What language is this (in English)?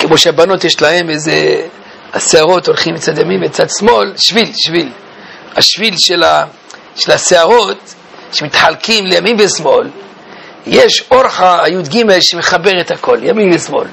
Hebrew